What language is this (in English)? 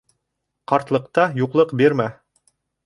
Bashkir